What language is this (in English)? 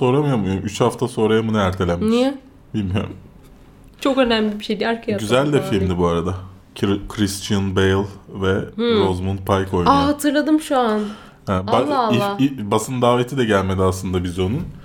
Turkish